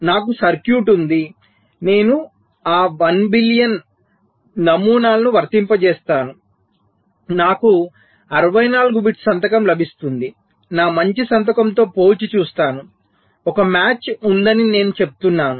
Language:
Telugu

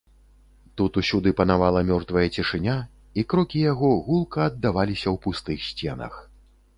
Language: Belarusian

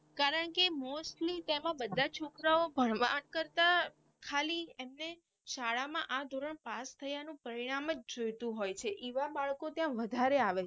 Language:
Gujarati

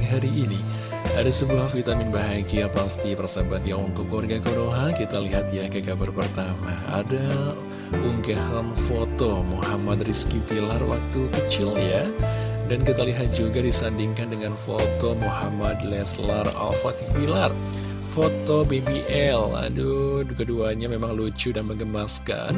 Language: Indonesian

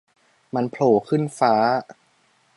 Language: Thai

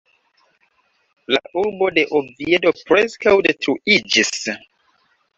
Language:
Esperanto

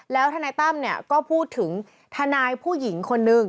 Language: Thai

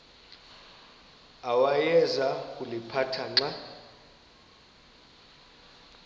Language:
Xhosa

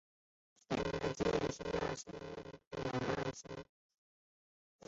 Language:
Chinese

